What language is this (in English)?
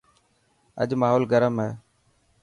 Dhatki